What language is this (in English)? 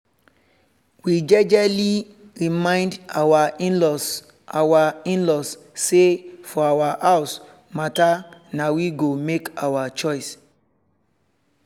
Nigerian Pidgin